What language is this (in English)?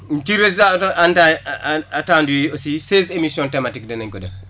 Wolof